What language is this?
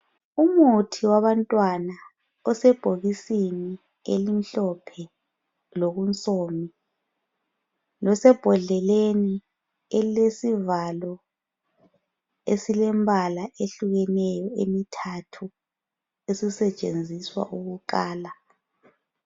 North Ndebele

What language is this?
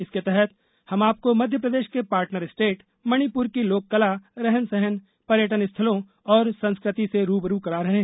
Hindi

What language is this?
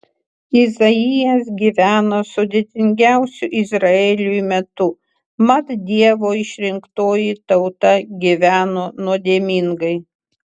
Lithuanian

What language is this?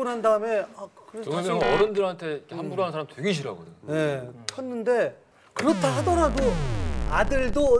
Korean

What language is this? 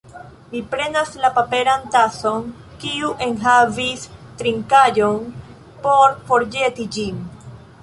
Esperanto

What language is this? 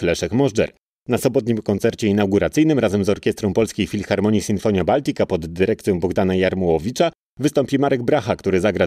Polish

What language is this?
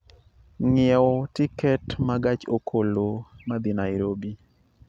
Luo (Kenya and Tanzania)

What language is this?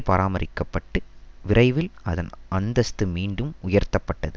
Tamil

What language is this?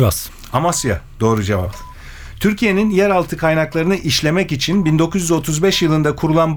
Turkish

